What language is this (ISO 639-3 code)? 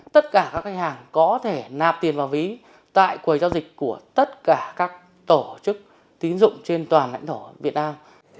vie